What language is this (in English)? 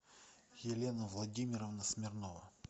Russian